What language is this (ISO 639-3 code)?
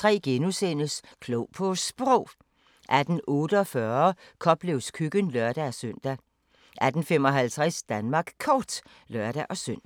dan